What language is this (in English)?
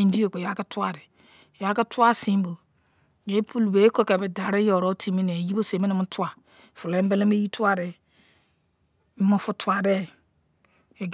Izon